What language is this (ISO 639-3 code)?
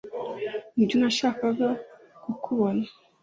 kin